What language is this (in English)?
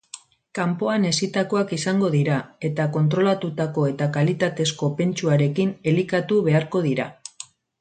Basque